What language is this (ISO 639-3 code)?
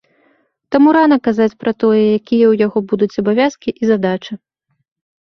bel